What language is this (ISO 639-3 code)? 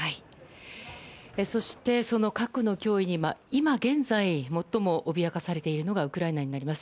jpn